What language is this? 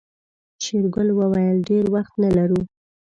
Pashto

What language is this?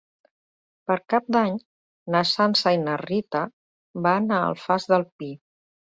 Catalan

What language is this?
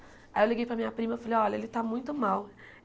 Portuguese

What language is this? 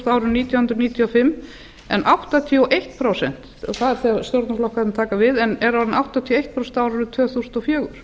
Icelandic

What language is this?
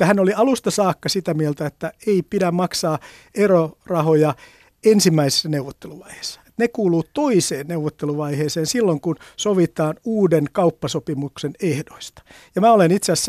Finnish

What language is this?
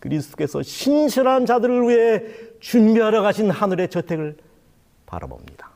Korean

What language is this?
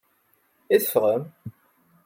Kabyle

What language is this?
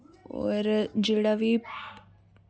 Dogri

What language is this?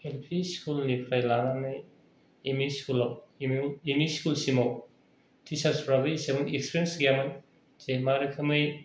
Bodo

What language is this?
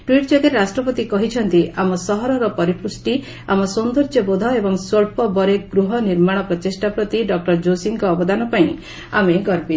Odia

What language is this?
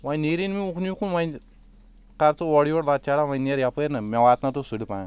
Kashmiri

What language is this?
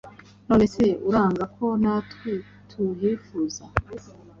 Kinyarwanda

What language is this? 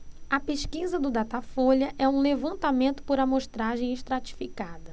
Portuguese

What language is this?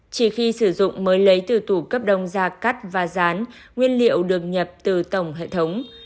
Vietnamese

